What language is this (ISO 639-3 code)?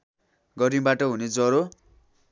nep